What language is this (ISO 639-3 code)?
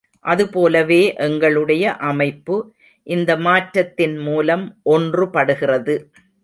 tam